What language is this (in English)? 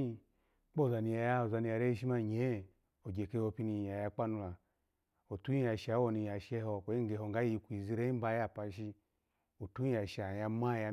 Alago